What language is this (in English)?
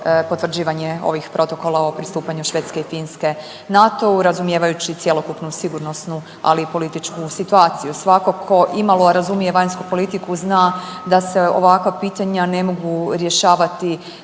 Croatian